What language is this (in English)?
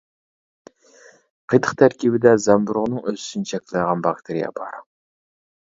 Uyghur